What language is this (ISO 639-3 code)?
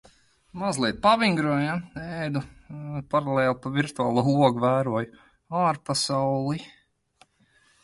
lav